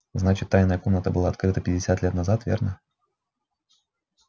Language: Russian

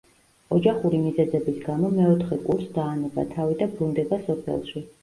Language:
Georgian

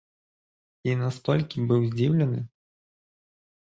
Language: Belarusian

